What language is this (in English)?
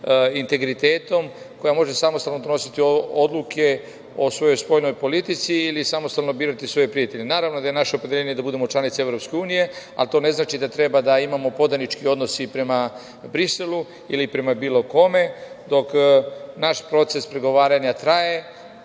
Serbian